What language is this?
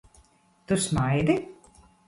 Latvian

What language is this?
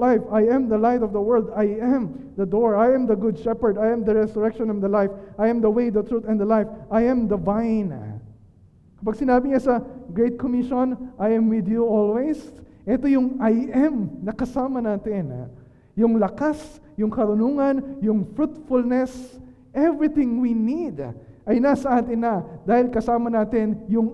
Filipino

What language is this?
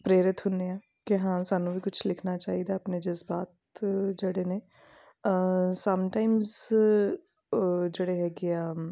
Punjabi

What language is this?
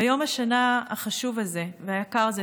Hebrew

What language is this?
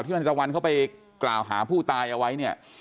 Thai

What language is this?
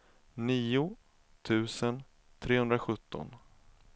Swedish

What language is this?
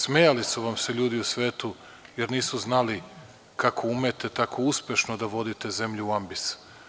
Serbian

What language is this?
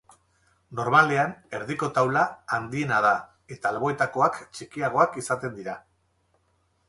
Basque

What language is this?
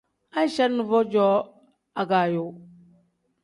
Tem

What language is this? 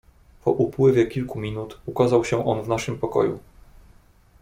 Polish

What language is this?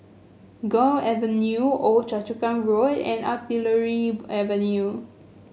English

